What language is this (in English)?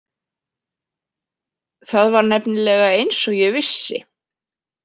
Icelandic